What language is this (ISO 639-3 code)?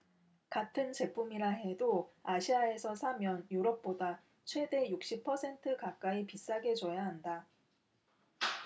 kor